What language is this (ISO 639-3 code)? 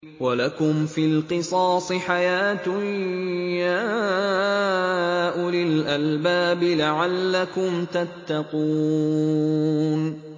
ara